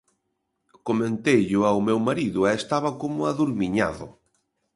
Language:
Galician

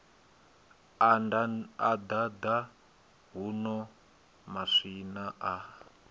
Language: Venda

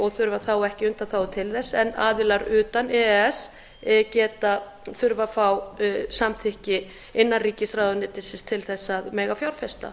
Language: Icelandic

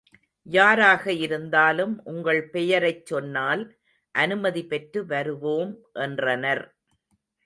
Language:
Tamil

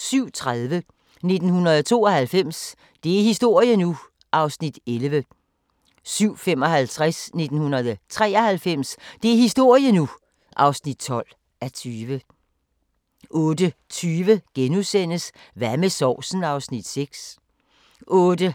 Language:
Danish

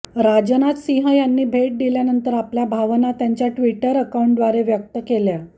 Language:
Marathi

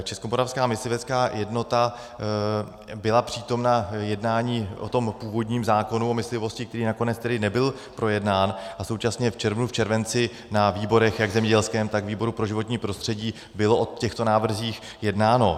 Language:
Czech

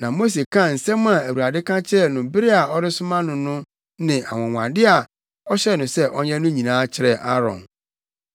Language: Akan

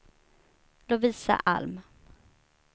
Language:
Swedish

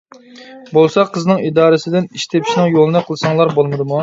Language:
Uyghur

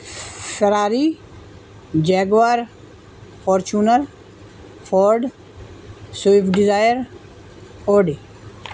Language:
Urdu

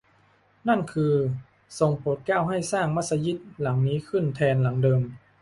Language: Thai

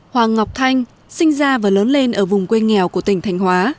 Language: Vietnamese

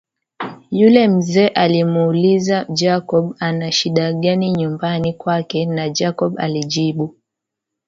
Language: Swahili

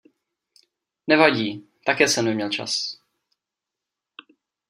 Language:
Czech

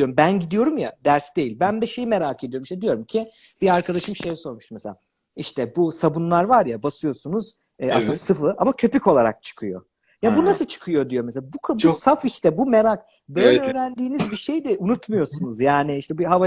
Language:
Turkish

